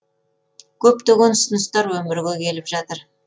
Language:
Kazakh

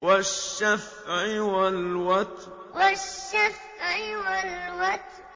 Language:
Arabic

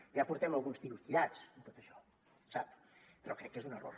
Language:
Catalan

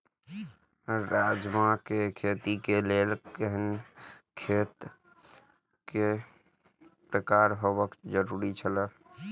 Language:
Maithili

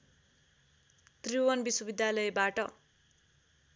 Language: Nepali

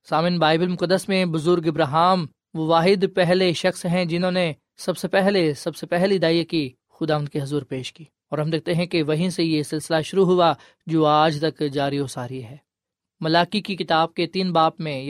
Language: Urdu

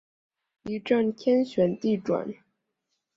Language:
Chinese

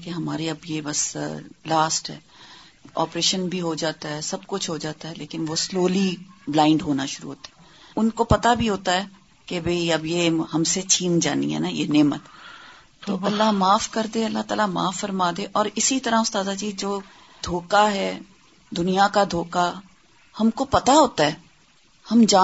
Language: Urdu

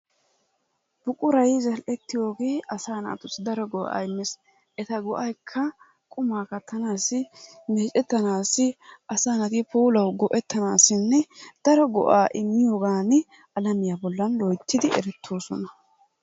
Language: Wolaytta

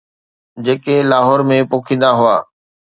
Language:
Sindhi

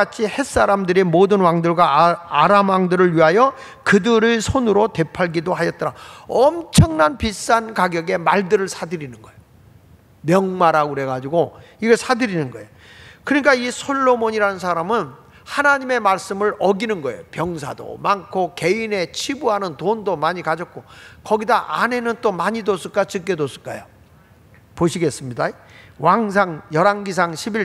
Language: Korean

